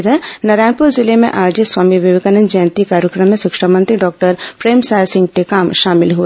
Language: Hindi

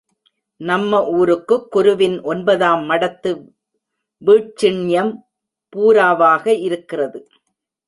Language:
Tamil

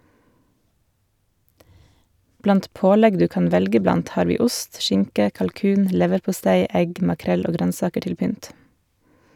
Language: Norwegian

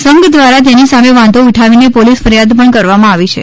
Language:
Gujarati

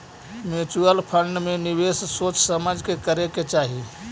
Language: Magahi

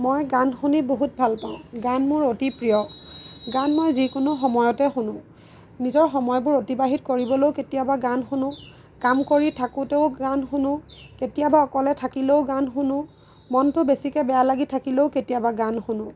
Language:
Assamese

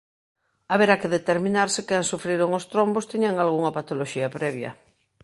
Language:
Galician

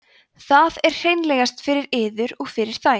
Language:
Icelandic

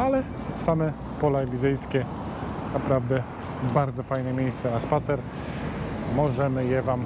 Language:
Polish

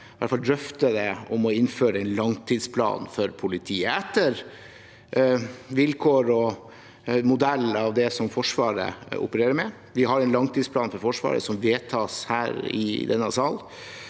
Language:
Norwegian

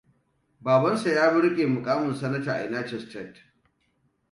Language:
Hausa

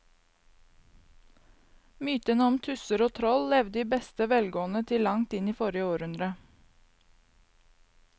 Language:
Norwegian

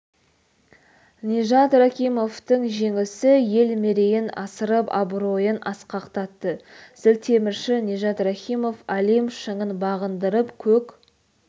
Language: Kazakh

